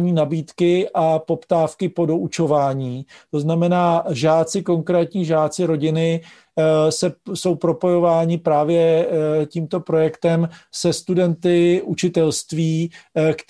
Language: Czech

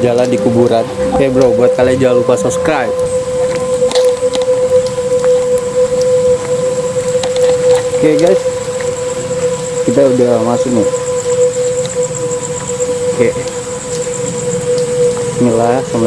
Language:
Indonesian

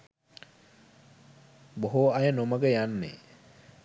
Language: Sinhala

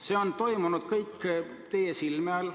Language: Estonian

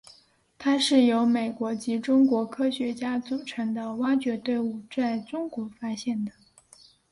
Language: Chinese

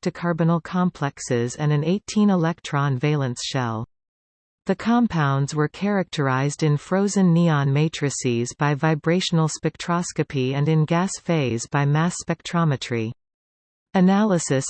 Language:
English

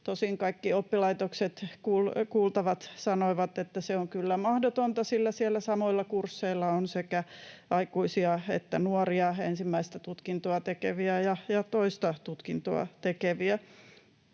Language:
Finnish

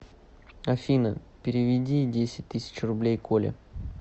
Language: Russian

